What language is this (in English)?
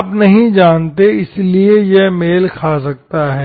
Hindi